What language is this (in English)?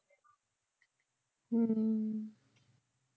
Punjabi